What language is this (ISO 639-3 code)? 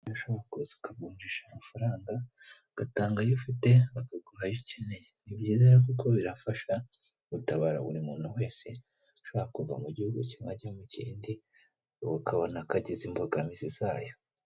kin